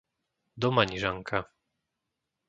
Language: Slovak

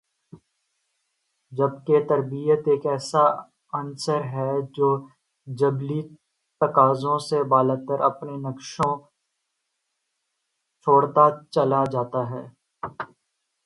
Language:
Urdu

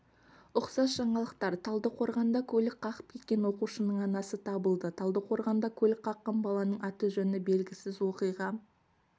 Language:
Kazakh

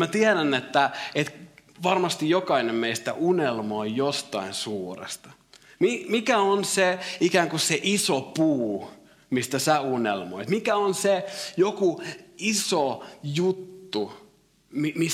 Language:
Finnish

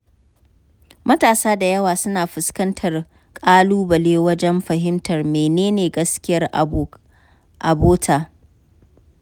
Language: Hausa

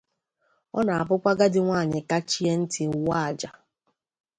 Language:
Igbo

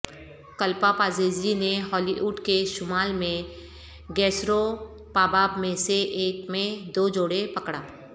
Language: Urdu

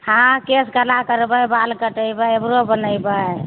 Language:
Maithili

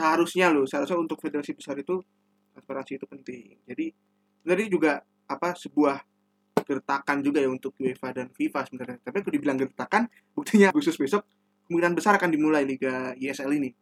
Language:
Indonesian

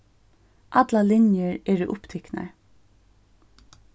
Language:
Faroese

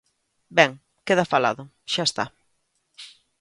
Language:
Galician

